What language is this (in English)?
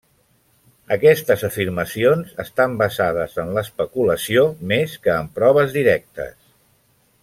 Catalan